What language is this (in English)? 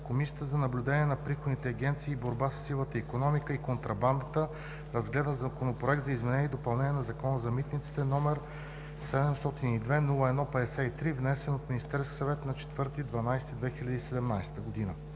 Bulgarian